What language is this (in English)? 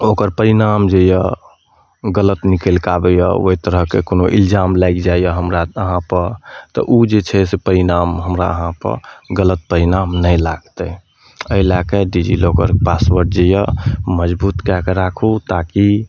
Maithili